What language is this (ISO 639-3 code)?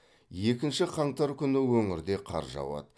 kaz